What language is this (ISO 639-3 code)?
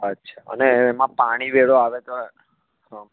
guj